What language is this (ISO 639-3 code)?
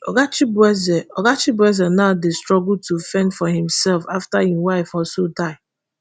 pcm